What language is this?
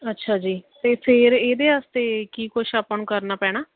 Punjabi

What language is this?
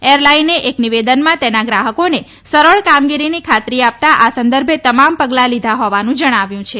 Gujarati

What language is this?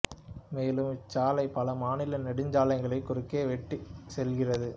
Tamil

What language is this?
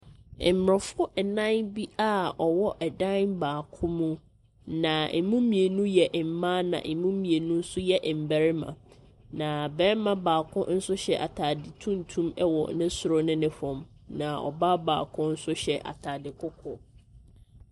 Akan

